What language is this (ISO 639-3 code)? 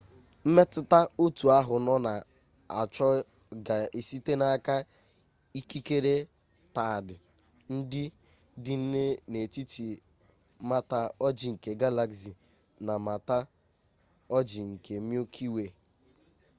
ibo